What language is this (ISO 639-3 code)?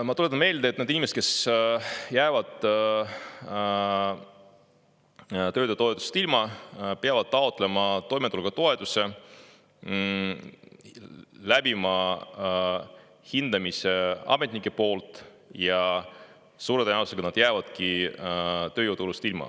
est